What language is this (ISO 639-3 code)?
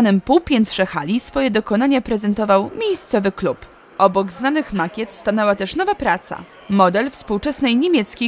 pol